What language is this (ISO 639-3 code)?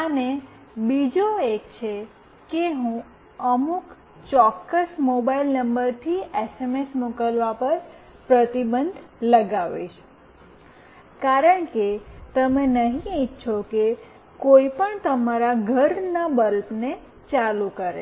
guj